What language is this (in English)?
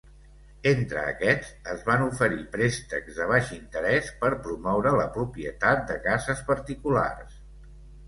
Catalan